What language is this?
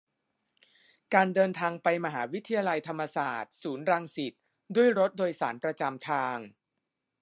Thai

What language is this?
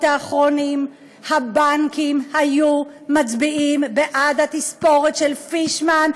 Hebrew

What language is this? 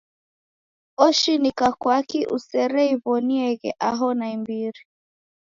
Taita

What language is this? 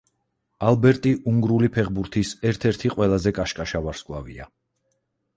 Georgian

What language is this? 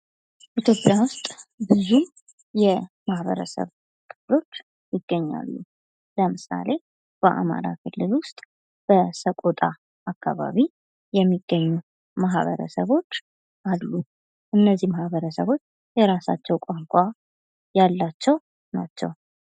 Amharic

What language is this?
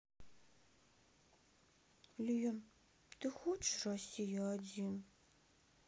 Russian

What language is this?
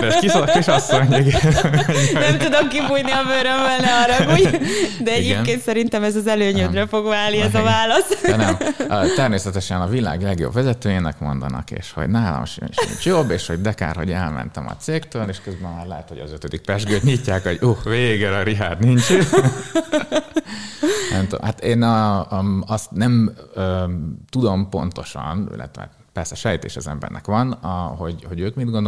Hungarian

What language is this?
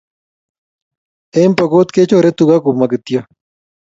Kalenjin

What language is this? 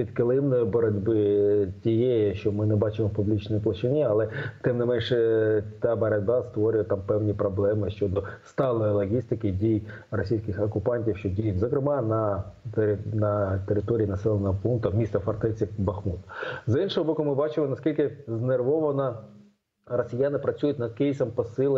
Ukrainian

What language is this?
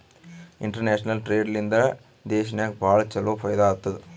Kannada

